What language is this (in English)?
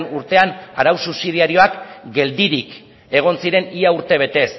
Basque